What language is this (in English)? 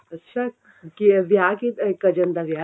Punjabi